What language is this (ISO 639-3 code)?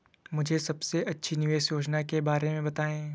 hin